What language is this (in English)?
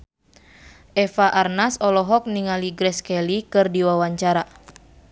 Sundanese